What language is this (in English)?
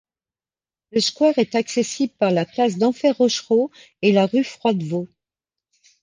French